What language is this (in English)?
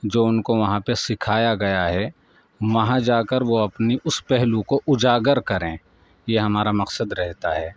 Urdu